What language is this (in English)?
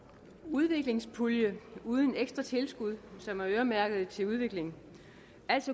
Danish